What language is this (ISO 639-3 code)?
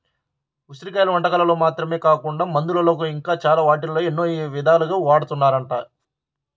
tel